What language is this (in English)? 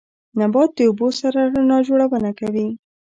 Pashto